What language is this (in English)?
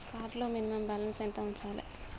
Telugu